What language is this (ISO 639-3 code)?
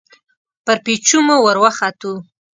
pus